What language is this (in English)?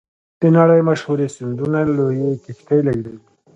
Pashto